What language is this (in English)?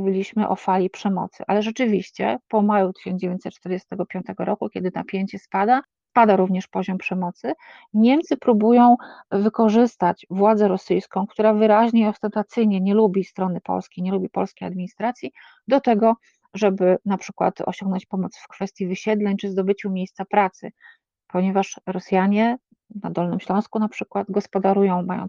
Polish